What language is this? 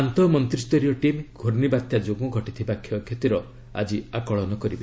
Odia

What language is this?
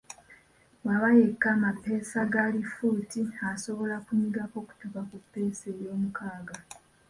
Ganda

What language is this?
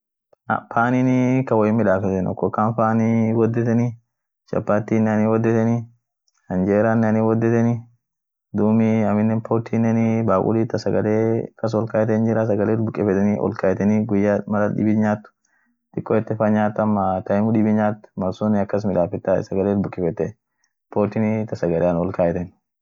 Orma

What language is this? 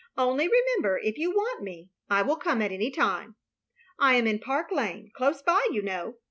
English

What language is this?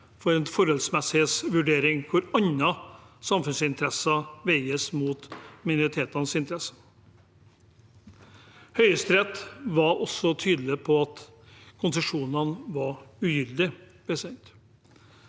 Norwegian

